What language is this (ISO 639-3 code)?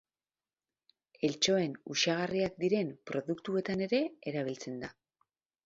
eus